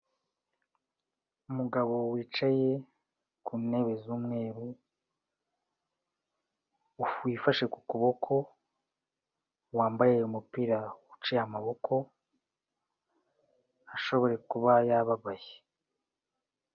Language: Kinyarwanda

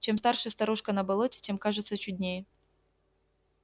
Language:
Russian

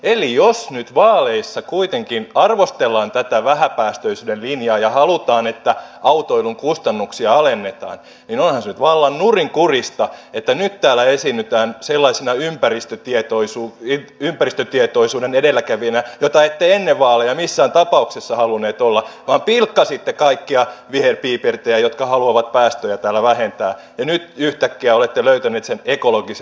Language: Finnish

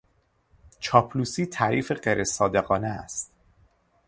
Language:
Persian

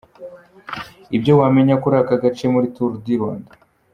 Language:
Kinyarwanda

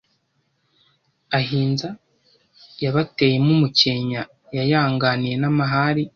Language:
Kinyarwanda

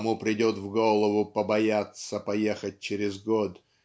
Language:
Russian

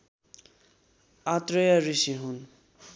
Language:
Nepali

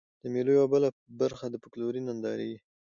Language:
Pashto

